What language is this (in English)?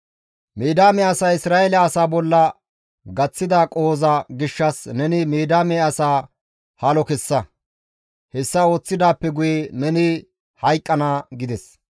Gamo